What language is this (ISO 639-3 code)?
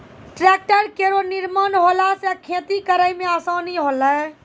mai